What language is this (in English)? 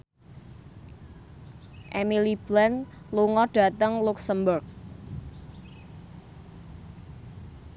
Javanese